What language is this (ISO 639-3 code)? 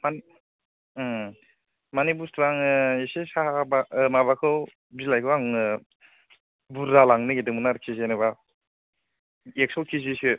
brx